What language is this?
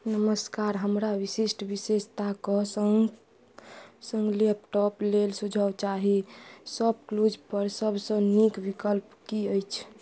Maithili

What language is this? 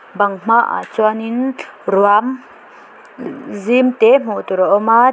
Mizo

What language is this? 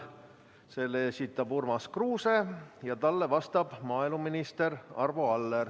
Estonian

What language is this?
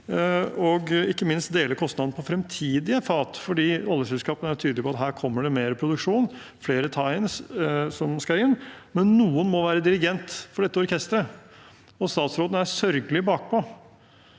Norwegian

